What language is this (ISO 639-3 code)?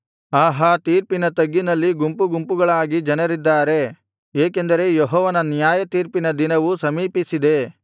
kan